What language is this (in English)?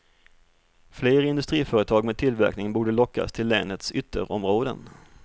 Swedish